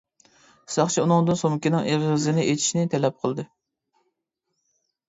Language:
Uyghur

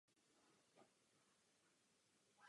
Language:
Czech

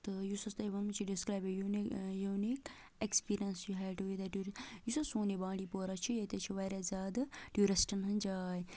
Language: Kashmiri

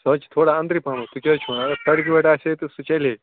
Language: Kashmiri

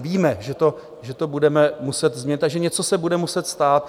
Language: Czech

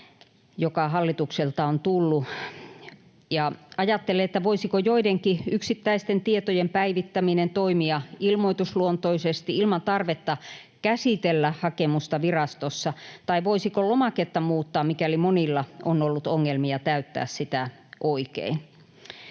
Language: Finnish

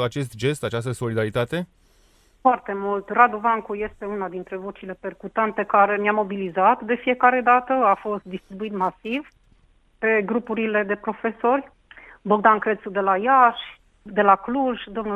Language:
Romanian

